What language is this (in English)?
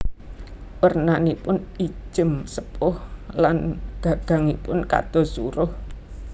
Javanese